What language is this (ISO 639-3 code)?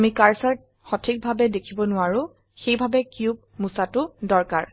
asm